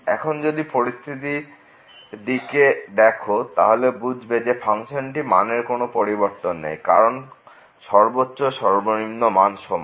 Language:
Bangla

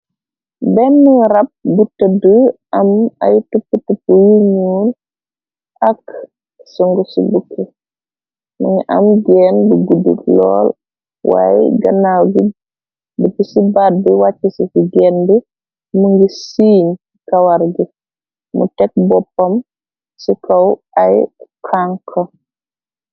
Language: Wolof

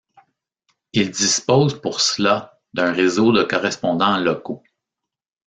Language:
French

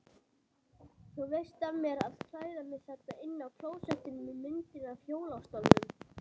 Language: Icelandic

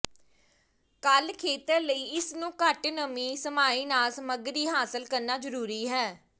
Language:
Punjabi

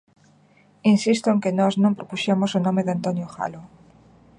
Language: Galician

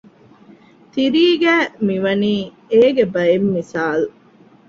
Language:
Divehi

